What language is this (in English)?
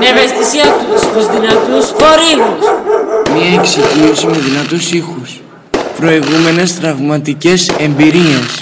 Greek